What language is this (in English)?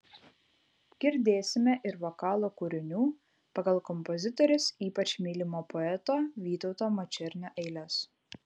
Lithuanian